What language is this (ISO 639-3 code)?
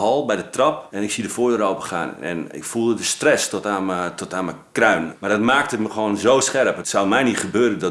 nld